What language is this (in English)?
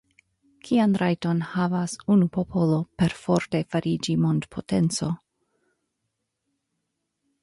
Esperanto